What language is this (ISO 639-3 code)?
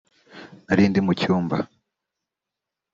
kin